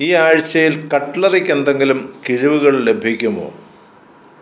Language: Malayalam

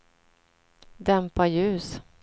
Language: Swedish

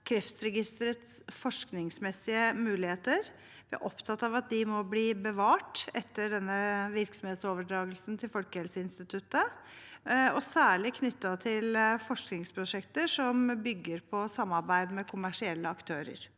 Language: Norwegian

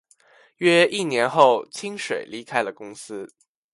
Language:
Chinese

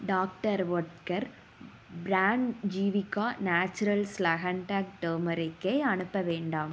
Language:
Tamil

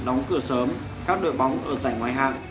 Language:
Vietnamese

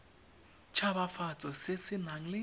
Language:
Tswana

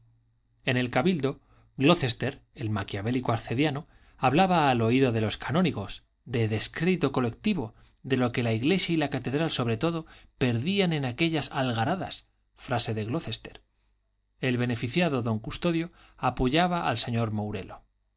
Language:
Spanish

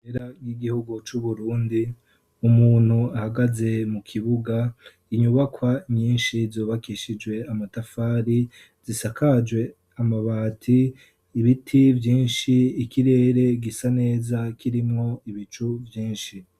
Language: Rundi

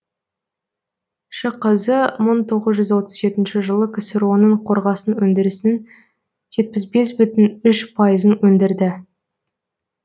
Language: Kazakh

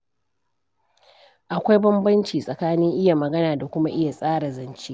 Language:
Hausa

